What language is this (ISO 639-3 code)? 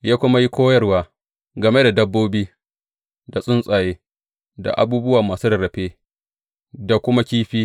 hau